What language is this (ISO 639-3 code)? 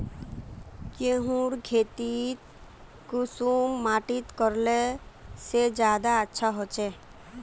mag